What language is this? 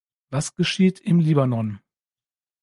German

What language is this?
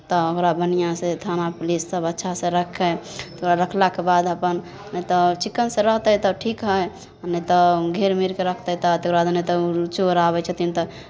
Maithili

